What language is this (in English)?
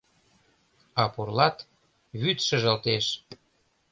Mari